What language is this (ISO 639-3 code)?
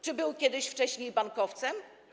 pol